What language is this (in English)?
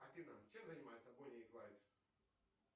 Russian